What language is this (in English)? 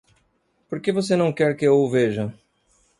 Portuguese